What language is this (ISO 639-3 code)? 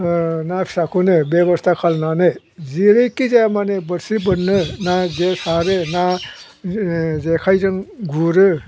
brx